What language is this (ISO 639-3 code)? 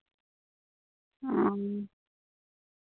sat